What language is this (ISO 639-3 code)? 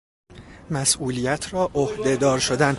fas